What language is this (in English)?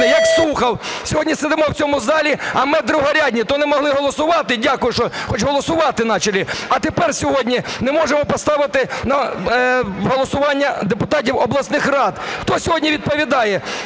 Ukrainian